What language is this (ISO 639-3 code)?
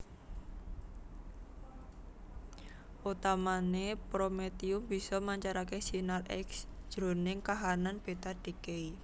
jav